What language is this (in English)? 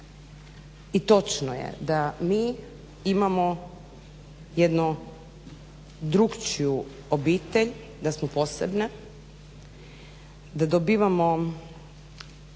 Croatian